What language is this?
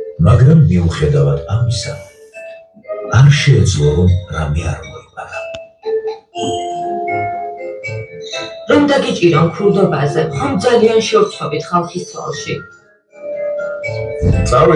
Russian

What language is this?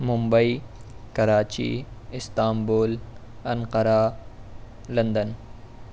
Urdu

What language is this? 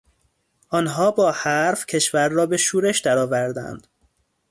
Persian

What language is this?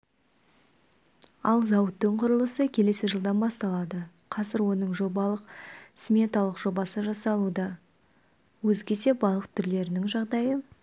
Kazakh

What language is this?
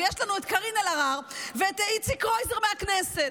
Hebrew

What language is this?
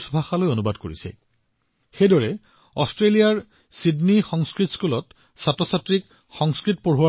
Assamese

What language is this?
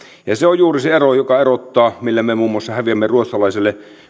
Finnish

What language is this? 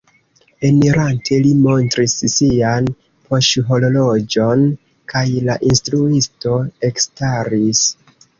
Esperanto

